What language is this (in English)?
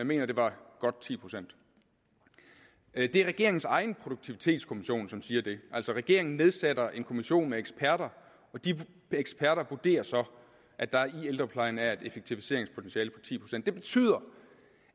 Danish